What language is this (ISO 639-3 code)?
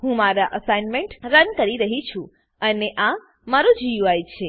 guj